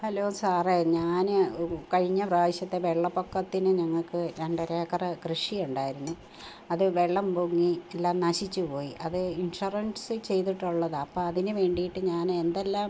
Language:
Malayalam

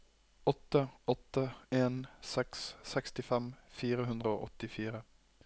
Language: Norwegian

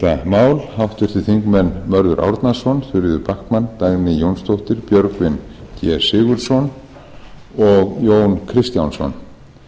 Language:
Icelandic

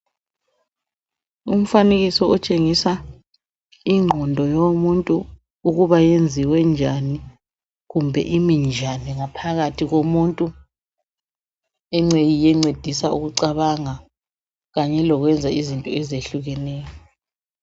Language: North Ndebele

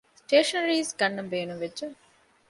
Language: Divehi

